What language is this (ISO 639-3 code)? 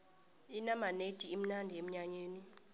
nbl